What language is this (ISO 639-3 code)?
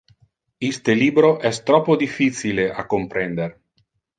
ina